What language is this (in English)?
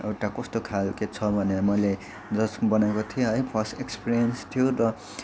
Nepali